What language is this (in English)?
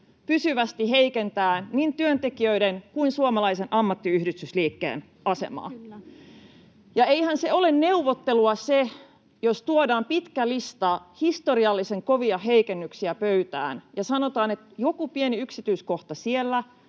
Finnish